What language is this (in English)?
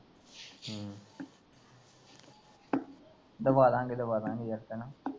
Punjabi